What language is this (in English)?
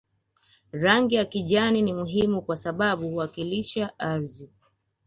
Swahili